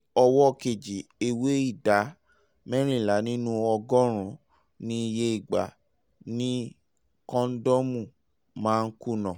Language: Yoruba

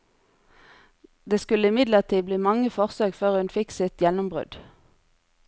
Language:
Norwegian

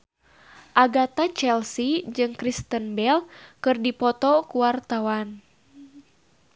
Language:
Sundanese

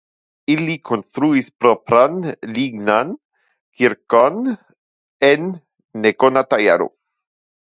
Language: Esperanto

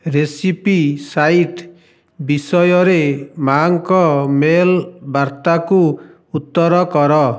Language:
Odia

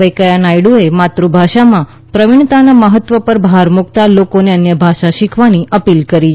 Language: Gujarati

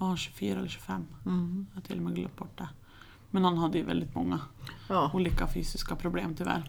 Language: Swedish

